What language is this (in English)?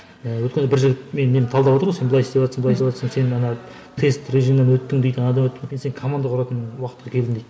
Kazakh